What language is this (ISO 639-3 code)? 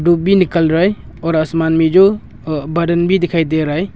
hin